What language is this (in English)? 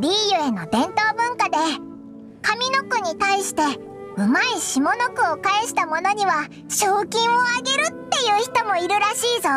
Japanese